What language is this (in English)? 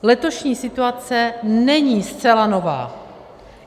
Czech